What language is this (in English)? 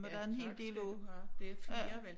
Danish